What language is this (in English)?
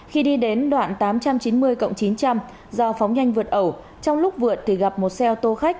Vietnamese